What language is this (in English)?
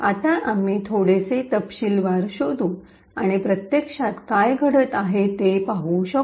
Marathi